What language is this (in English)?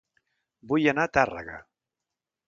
Catalan